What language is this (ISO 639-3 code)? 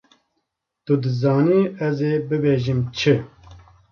kur